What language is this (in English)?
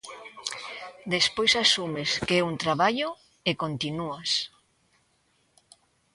Galician